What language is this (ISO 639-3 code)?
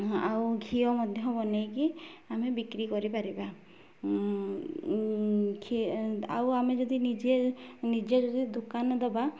ori